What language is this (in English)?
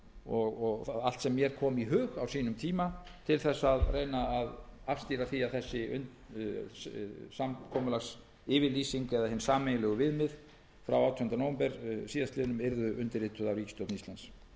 Icelandic